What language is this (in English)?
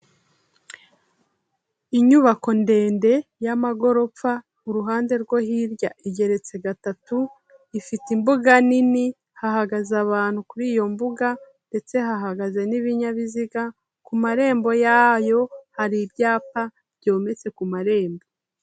Kinyarwanda